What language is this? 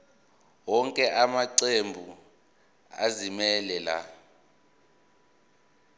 Zulu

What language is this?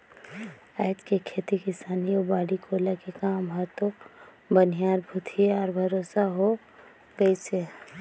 Chhattisgarhi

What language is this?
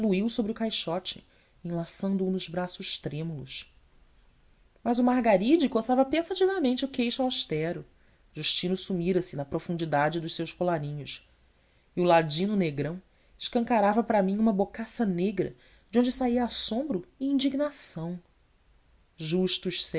Portuguese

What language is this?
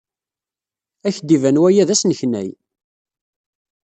Kabyle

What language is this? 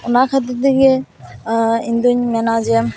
Santali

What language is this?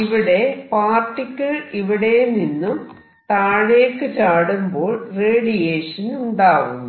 Malayalam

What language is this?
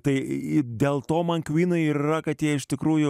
Lithuanian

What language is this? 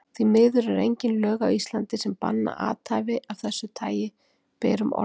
Icelandic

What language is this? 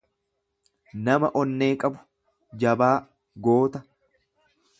Oromo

